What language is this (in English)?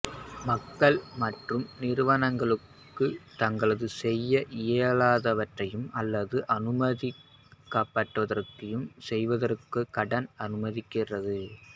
Tamil